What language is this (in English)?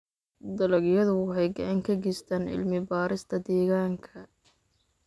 Somali